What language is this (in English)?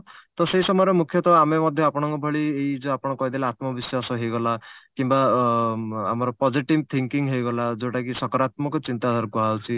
Odia